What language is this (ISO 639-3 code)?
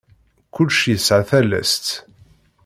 kab